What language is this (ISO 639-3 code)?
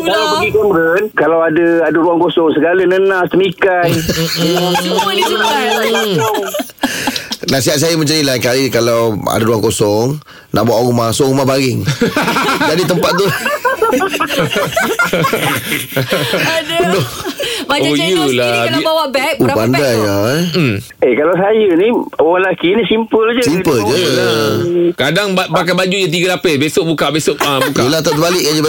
msa